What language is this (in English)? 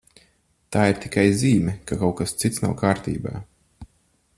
Latvian